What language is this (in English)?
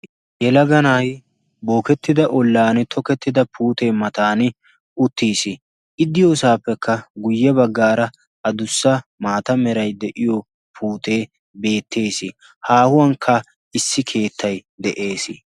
Wolaytta